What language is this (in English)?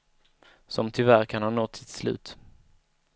Swedish